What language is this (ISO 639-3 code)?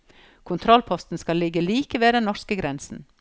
nor